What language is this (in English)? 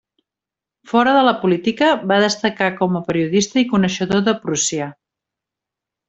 Catalan